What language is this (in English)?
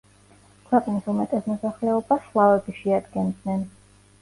Georgian